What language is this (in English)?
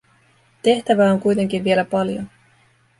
Finnish